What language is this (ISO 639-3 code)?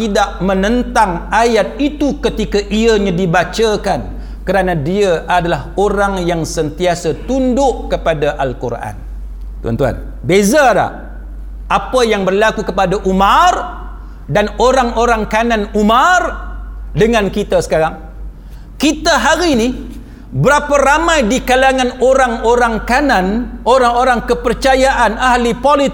msa